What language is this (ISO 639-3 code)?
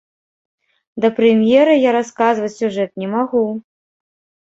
bel